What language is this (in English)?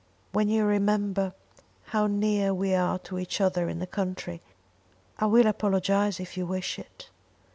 English